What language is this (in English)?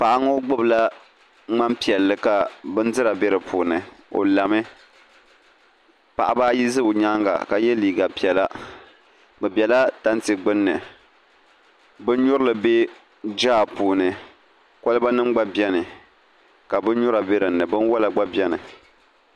Dagbani